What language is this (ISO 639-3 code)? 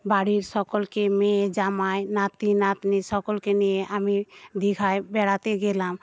ben